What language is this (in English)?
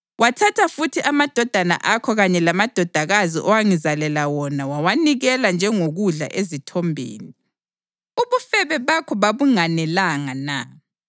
North Ndebele